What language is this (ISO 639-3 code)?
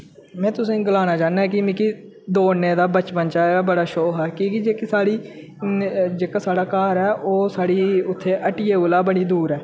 doi